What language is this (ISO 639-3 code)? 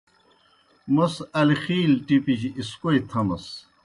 plk